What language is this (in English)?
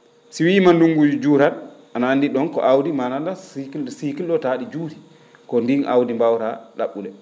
Fula